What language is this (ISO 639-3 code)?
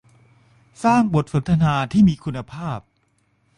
tha